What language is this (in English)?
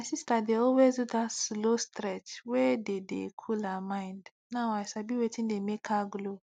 Nigerian Pidgin